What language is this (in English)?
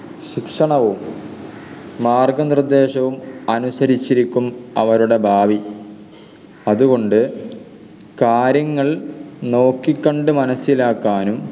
Malayalam